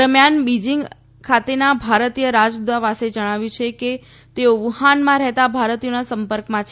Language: Gujarati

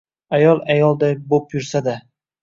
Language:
Uzbek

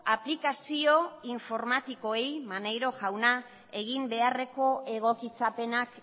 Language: Basque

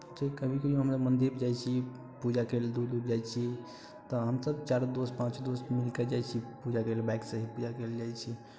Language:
Maithili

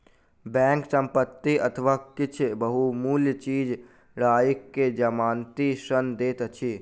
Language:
Maithili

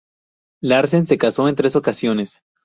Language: Spanish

